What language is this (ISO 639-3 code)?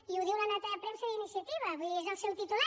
cat